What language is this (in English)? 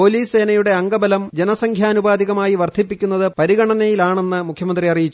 Malayalam